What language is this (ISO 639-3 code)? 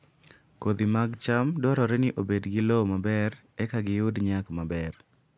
luo